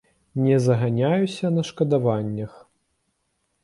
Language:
Belarusian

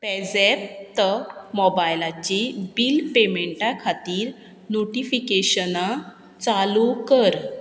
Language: Konkani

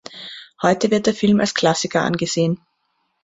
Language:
German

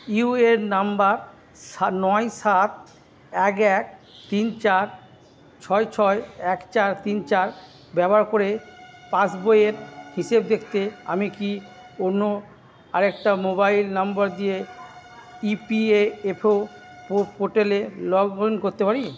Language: Bangla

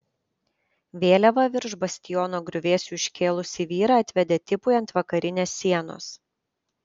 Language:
Lithuanian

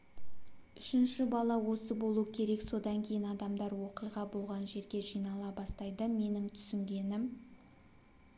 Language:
Kazakh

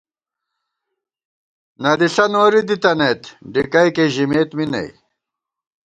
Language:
Gawar-Bati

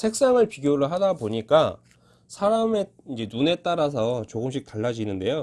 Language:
Korean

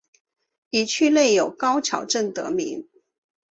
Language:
Chinese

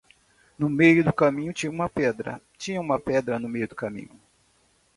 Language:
Portuguese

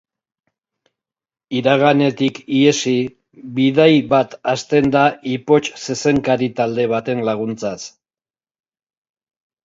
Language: Basque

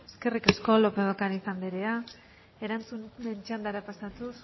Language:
Basque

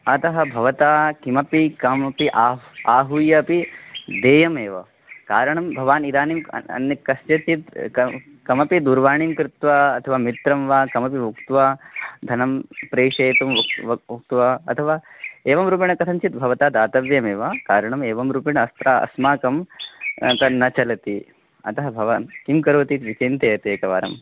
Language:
Sanskrit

